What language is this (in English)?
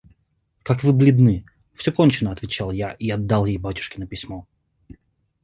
Russian